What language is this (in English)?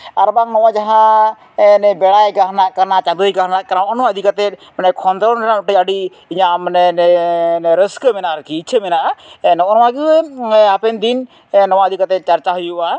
Santali